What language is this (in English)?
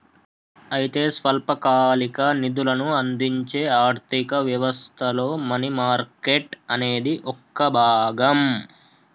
Telugu